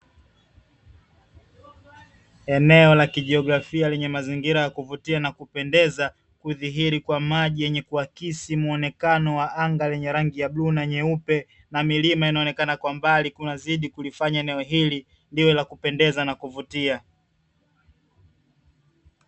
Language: Swahili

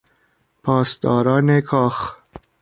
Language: Persian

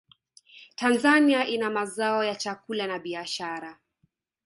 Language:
Swahili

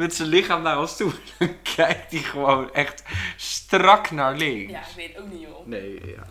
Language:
Dutch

